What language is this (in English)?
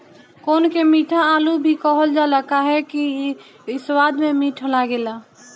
Bhojpuri